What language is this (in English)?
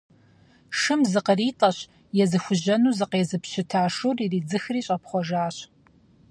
Kabardian